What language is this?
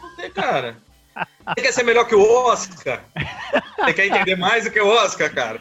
Portuguese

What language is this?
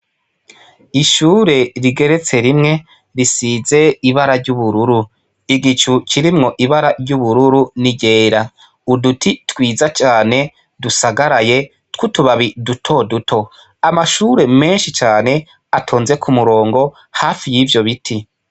Rundi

